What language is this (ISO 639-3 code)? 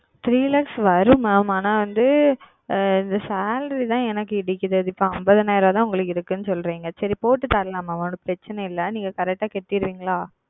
tam